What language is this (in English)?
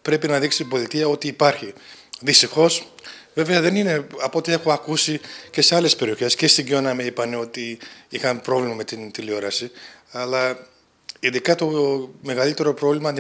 Greek